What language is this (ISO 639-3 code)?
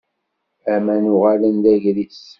kab